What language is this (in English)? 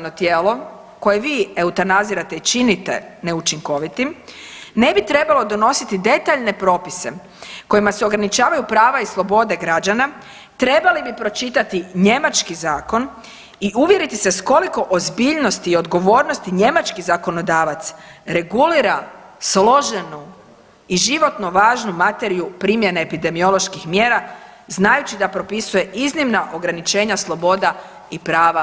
Croatian